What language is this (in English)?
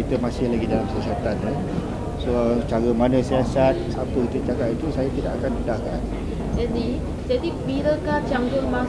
Malay